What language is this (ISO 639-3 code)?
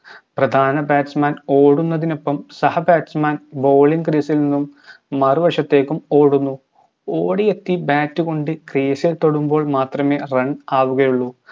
mal